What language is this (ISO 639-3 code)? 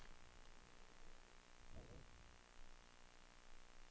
swe